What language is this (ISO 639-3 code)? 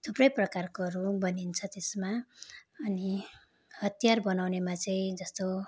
nep